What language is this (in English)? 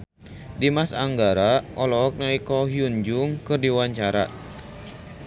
Sundanese